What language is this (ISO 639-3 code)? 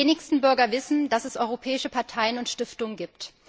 deu